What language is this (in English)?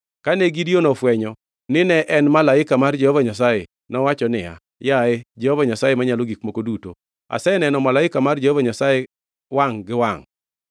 Luo (Kenya and Tanzania)